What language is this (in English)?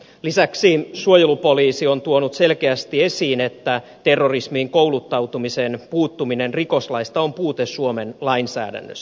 Finnish